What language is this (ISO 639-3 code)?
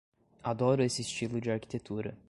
por